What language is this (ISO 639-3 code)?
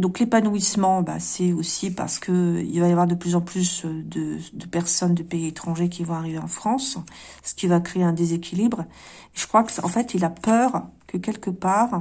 fra